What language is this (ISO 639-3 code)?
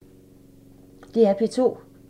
dan